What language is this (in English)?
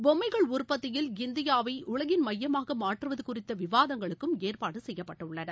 Tamil